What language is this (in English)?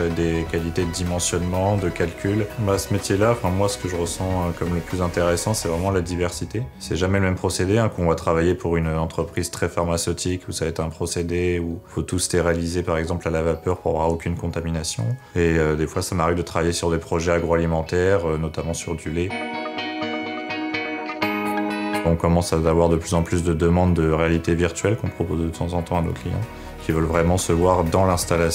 French